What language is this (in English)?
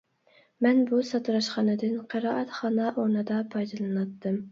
Uyghur